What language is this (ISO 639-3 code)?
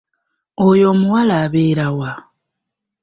lug